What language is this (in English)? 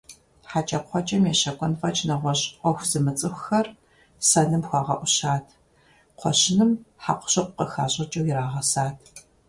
Kabardian